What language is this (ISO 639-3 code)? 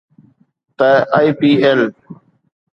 snd